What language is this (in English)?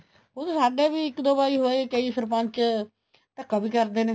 Punjabi